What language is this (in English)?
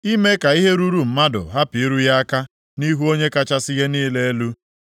Igbo